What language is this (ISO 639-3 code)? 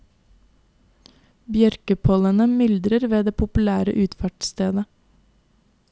nor